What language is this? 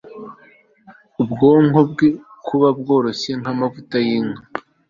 Kinyarwanda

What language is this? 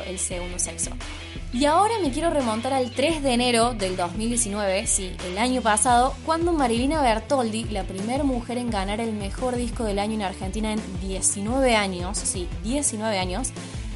Spanish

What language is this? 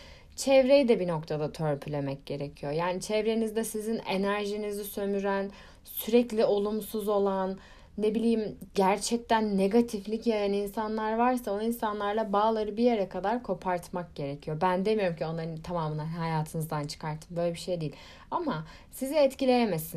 Turkish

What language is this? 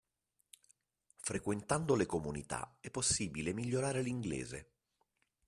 Italian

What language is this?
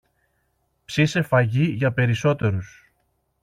Greek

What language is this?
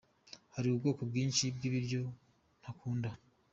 Kinyarwanda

